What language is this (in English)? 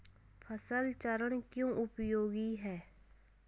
Hindi